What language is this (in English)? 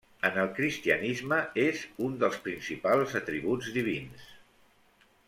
Catalan